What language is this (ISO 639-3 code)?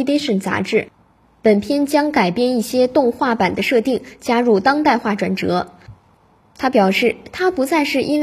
zho